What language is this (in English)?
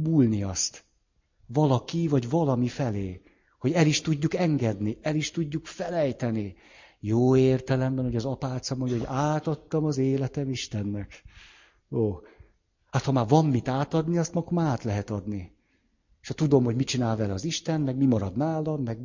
Hungarian